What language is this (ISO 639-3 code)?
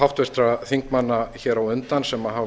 isl